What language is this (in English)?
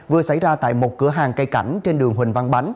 Vietnamese